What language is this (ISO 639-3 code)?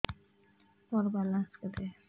ori